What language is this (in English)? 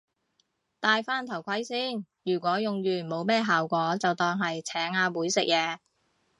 Cantonese